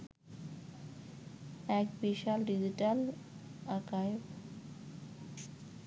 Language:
Bangla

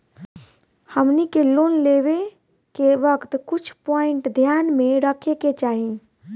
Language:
Bhojpuri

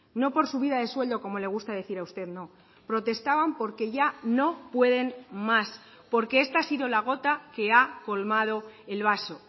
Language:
Spanish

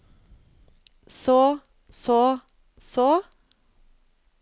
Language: Norwegian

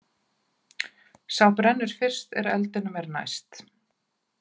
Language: Icelandic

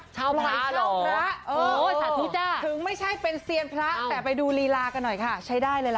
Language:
Thai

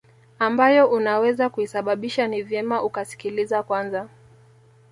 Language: Swahili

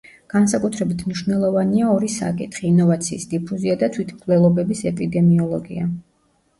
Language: Georgian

